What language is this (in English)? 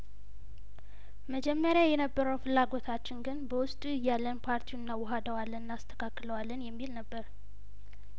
Amharic